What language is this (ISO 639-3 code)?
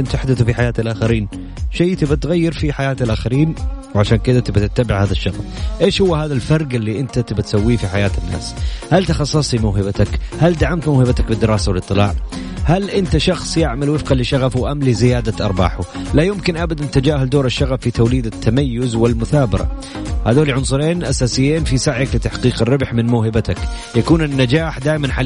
ara